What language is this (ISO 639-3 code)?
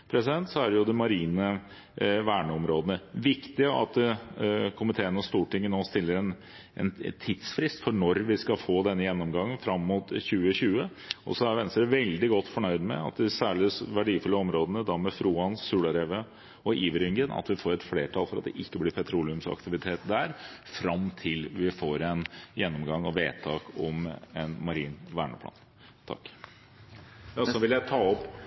nob